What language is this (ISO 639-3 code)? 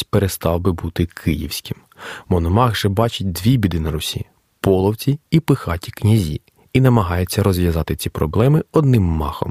ukr